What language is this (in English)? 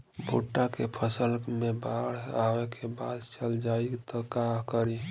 Bhojpuri